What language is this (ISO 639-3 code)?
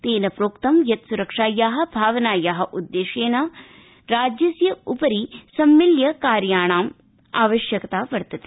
san